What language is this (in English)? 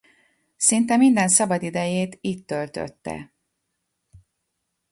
Hungarian